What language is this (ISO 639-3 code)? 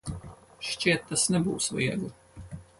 lav